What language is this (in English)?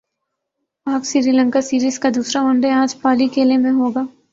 Urdu